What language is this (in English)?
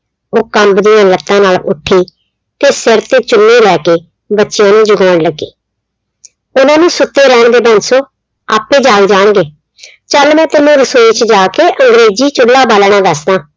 Punjabi